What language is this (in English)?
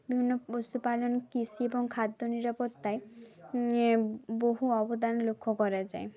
Bangla